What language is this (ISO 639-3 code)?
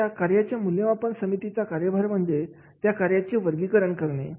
mar